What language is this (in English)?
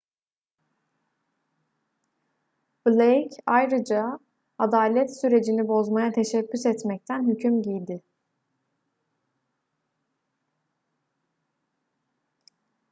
Turkish